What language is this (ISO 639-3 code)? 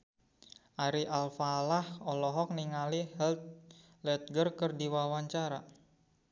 sun